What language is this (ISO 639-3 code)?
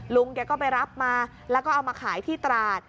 tha